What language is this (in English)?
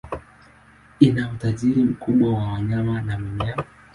Swahili